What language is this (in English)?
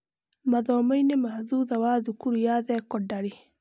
Kikuyu